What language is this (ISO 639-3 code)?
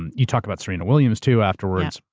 eng